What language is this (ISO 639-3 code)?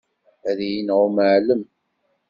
kab